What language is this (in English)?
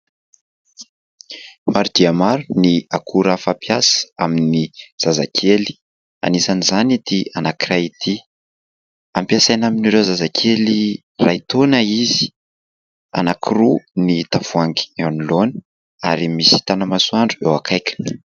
Malagasy